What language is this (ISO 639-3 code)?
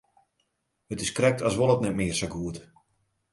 fry